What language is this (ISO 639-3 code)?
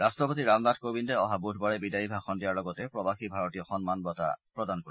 asm